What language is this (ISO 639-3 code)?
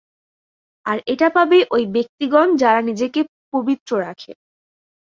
ben